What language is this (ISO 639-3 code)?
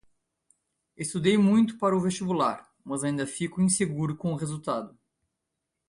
por